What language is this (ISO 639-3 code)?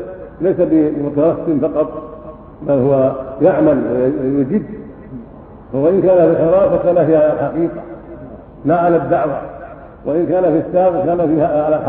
ara